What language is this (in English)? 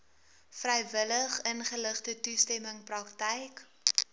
Afrikaans